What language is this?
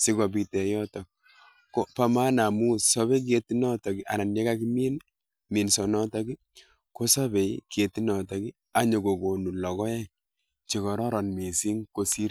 Kalenjin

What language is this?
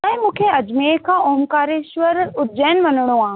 Sindhi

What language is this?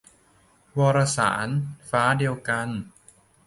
Thai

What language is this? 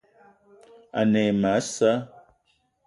Eton (Cameroon)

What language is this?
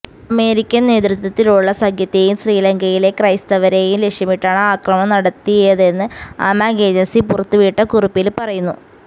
Malayalam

